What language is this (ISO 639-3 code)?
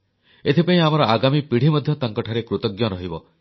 ori